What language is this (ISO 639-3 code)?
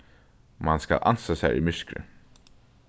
fao